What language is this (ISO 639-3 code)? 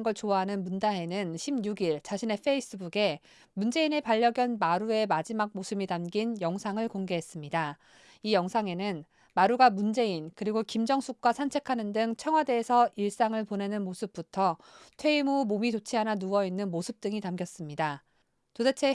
kor